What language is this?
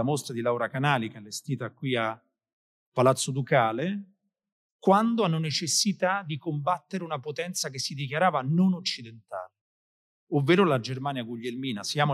Italian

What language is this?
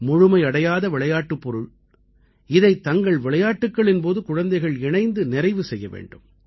Tamil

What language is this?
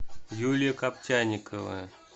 Russian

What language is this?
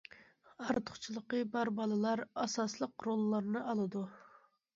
Uyghur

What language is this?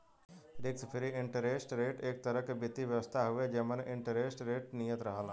Bhojpuri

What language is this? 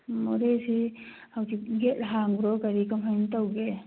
Manipuri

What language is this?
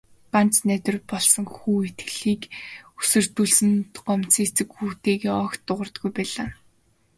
Mongolian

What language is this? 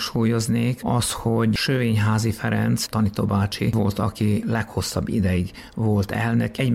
Hungarian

